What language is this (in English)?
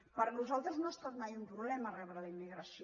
Catalan